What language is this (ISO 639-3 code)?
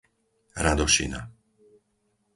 slk